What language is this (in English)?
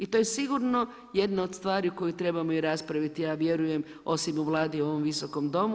Croatian